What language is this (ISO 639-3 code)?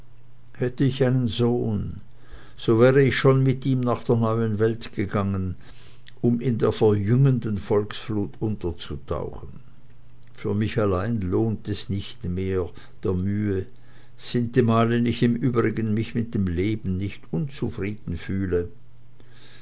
deu